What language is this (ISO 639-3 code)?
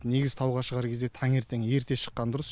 kaz